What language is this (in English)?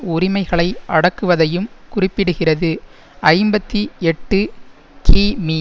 Tamil